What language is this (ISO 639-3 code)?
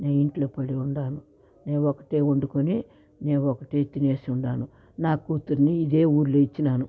tel